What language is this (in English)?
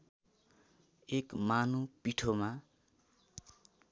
Nepali